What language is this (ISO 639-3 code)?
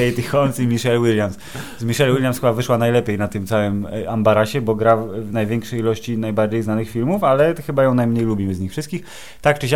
pol